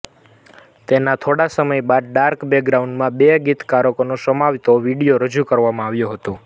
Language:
Gujarati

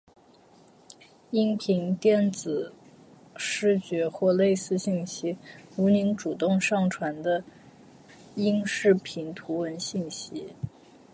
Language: Chinese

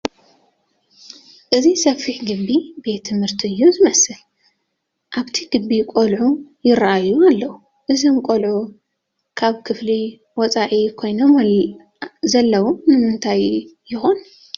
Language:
Tigrinya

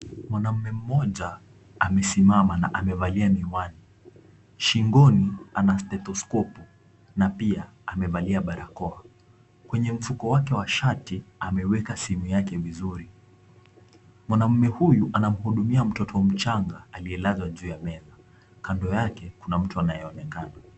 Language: Swahili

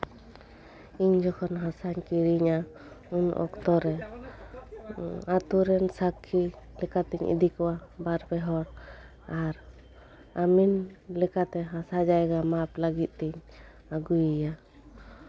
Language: Santali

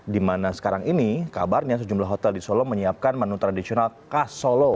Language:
Indonesian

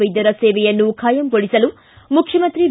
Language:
Kannada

